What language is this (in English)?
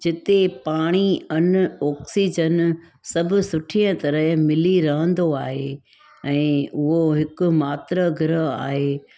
Sindhi